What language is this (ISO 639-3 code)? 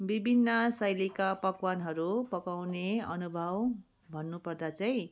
nep